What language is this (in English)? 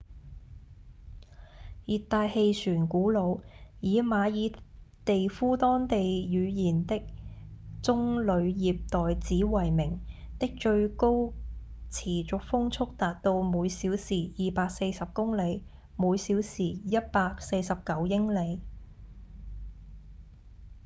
Cantonese